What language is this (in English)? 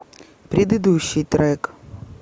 Russian